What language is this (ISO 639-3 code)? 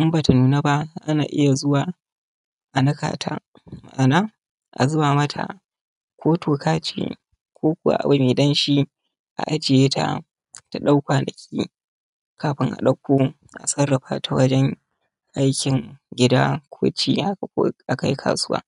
hau